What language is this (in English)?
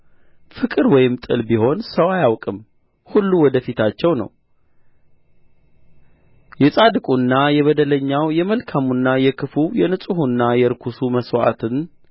Amharic